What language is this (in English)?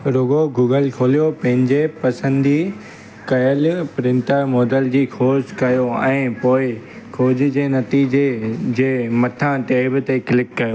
Sindhi